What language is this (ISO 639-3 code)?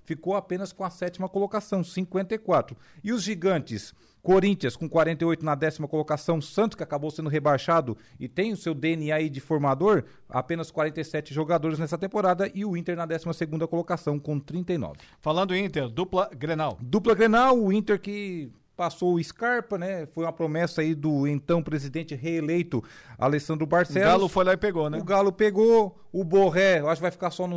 por